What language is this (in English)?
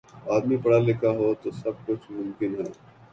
Urdu